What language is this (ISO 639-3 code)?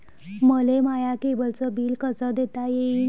mar